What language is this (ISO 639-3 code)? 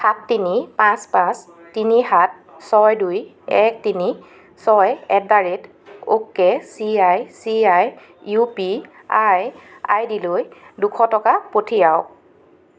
asm